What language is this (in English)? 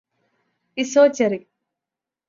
Malayalam